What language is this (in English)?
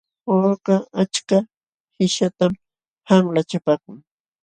Jauja Wanca Quechua